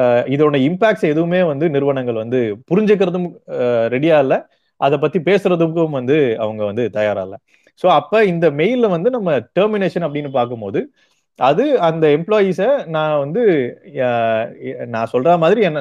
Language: Tamil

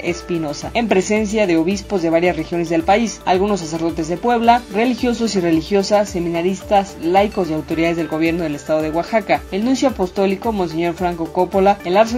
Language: Spanish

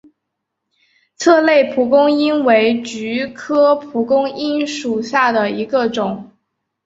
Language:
Chinese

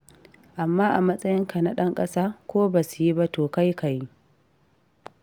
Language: Hausa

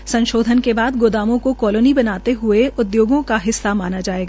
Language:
Hindi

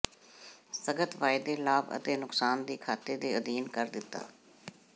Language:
Punjabi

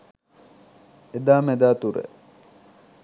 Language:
Sinhala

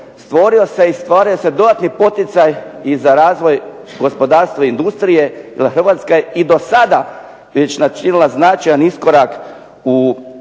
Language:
Croatian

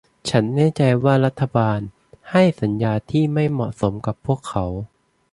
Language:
Thai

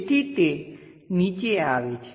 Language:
Gujarati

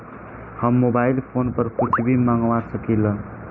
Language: Bhojpuri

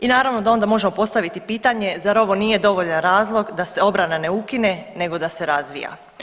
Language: Croatian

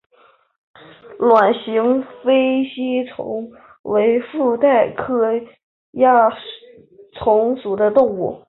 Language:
Chinese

